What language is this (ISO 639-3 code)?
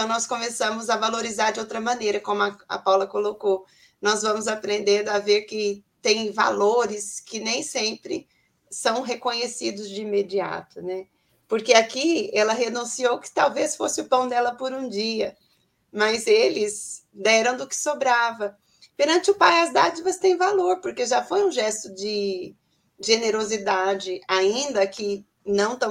por